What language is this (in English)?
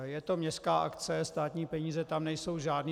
Czech